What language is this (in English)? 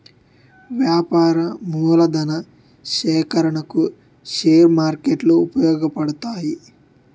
Telugu